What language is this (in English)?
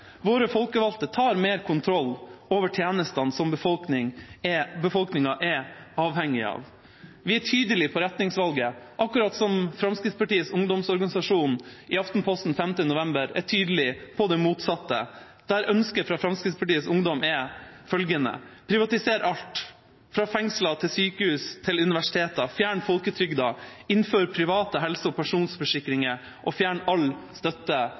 Norwegian Bokmål